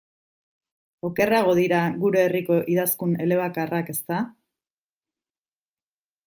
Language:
Basque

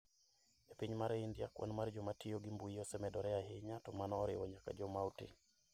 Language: Luo (Kenya and Tanzania)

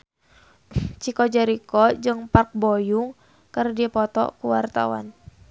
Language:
Sundanese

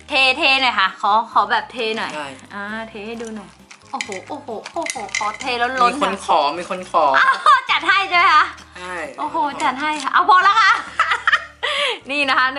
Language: Thai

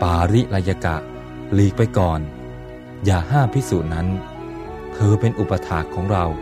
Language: Thai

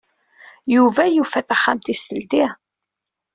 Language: Kabyle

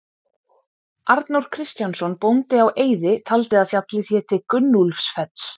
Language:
Icelandic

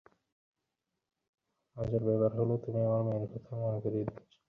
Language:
Bangla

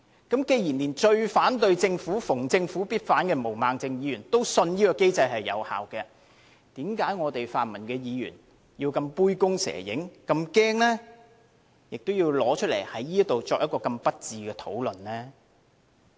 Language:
Cantonese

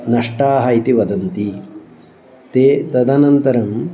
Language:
Sanskrit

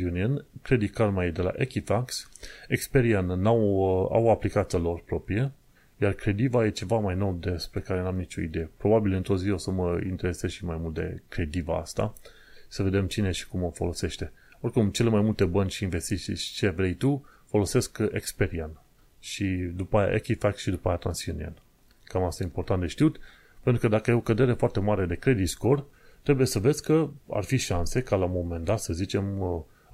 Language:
Romanian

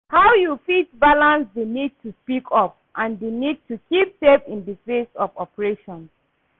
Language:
Nigerian Pidgin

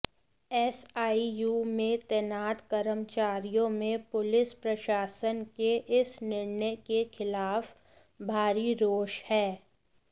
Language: Hindi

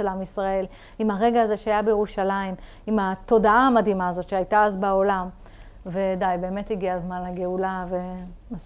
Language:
Hebrew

